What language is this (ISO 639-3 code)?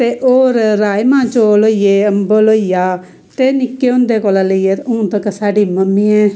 doi